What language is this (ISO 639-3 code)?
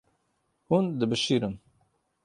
kur